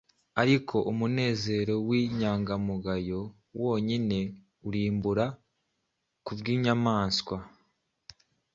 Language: Kinyarwanda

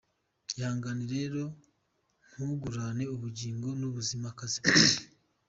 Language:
Kinyarwanda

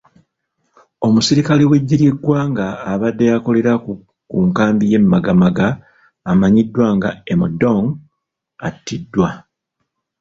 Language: Ganda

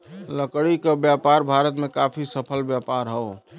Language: Bhojpuri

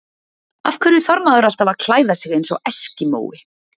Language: Icelandic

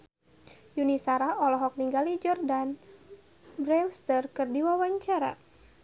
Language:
Sundanese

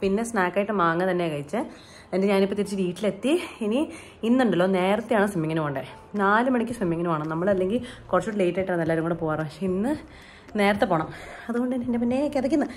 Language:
Malayalam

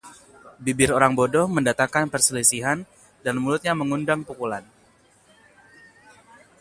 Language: Indonesian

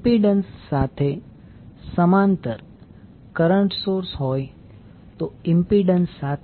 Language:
Gujarati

